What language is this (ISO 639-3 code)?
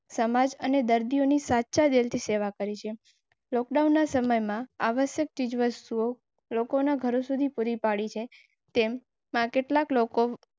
guj